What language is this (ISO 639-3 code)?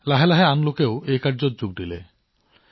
asm